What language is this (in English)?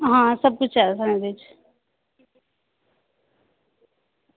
Dogri